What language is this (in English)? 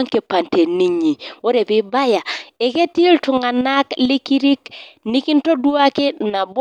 Masai